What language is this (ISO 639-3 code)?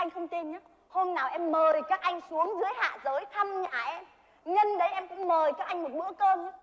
vie